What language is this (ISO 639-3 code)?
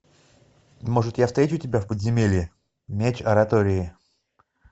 rus